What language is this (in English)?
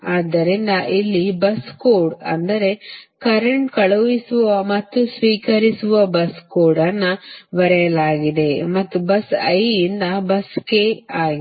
Kannada